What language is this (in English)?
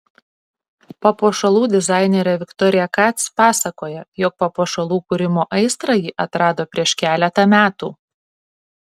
Lithuanian